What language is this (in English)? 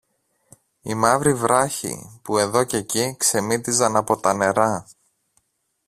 Greek